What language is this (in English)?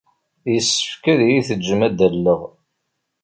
Kabyle